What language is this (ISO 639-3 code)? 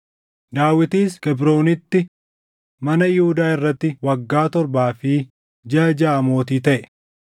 orm